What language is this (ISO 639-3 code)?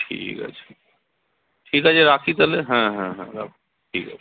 ben